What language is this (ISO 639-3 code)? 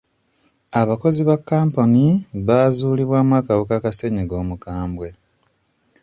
lug